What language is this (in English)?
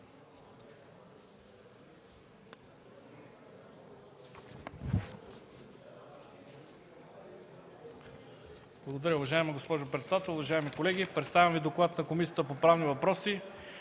Bulgarian